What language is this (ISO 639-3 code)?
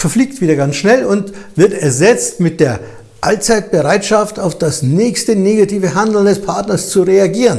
deu